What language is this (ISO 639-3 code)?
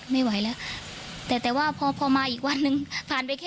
tha